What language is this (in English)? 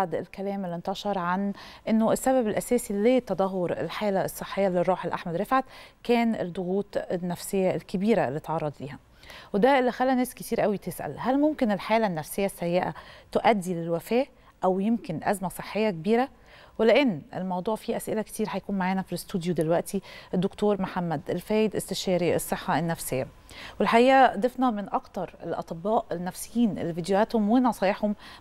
Arabic